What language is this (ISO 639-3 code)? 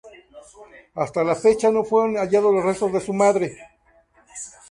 spa